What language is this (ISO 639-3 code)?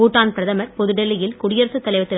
tam